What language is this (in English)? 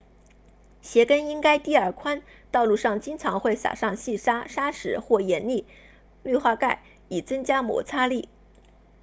Chinese